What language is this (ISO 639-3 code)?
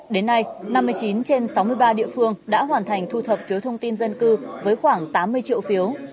vie